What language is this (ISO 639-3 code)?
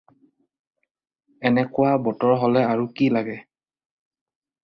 asm